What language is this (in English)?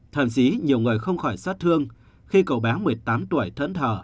Vietnamese